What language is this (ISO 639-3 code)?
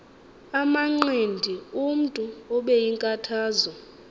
xho